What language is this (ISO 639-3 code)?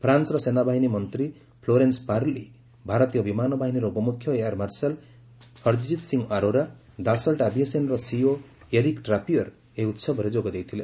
ori